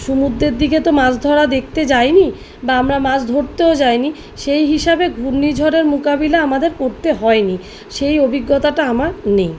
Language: Bangla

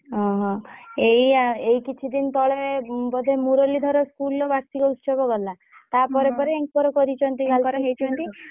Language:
Odia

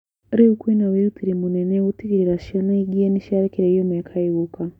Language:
Kikuyu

